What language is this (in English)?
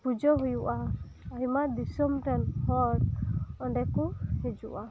Santali